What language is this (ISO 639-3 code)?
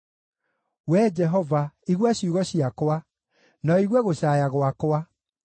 kik